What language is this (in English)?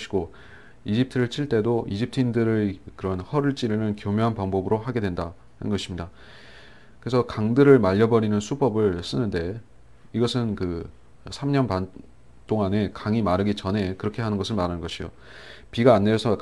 Korean